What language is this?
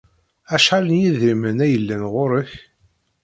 Kabyle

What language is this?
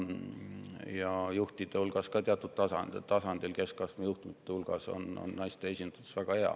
Estonian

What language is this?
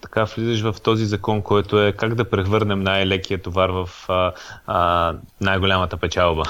Bulgarian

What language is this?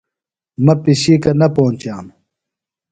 Phalura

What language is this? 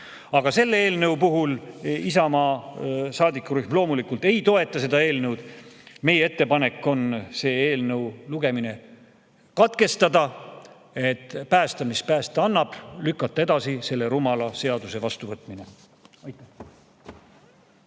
Estonian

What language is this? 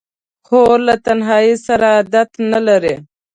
Pashto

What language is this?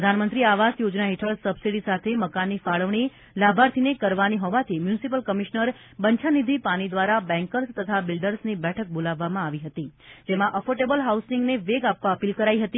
Gujarati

